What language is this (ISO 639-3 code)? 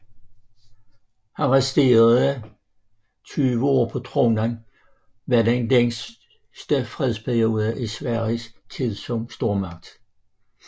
dan